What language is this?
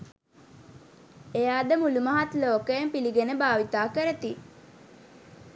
Sinhala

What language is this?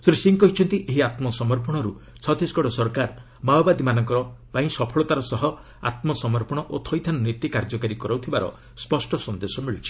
Odia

